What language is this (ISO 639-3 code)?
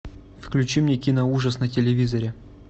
rus